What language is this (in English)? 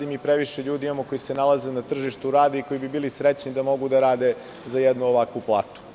Serbian